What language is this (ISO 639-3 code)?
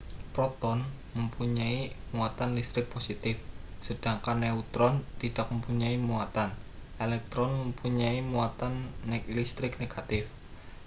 ind